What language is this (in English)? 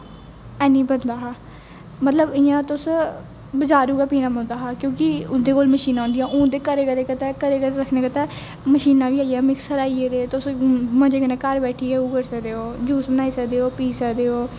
Dogri